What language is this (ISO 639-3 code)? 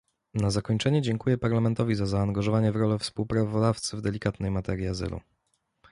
pol